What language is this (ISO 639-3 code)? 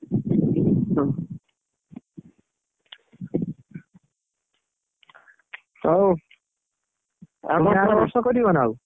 ori